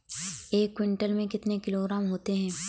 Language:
Hindi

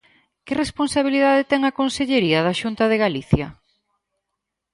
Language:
Galician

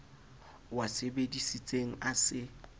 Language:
Southern Sotho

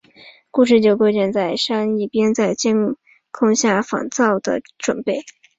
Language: Chinese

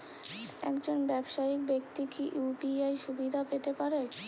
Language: Bangla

